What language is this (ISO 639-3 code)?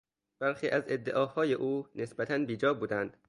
fas